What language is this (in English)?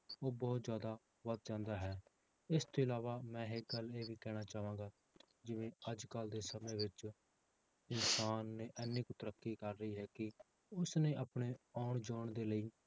Punjabi